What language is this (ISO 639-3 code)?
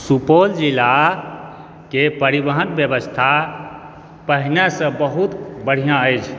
mai